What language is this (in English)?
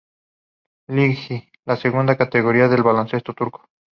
Spanish